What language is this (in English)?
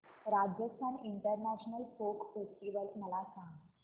Marathi